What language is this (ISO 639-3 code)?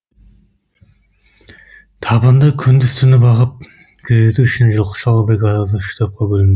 kaz